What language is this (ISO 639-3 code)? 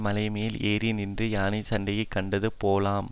tam